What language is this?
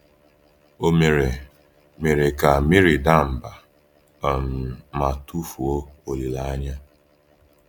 Igbo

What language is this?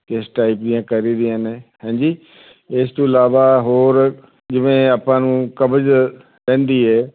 Punjabi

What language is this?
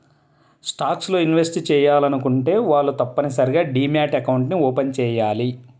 Telugu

